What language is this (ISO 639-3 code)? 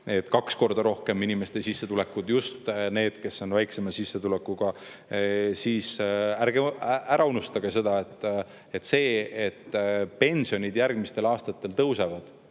est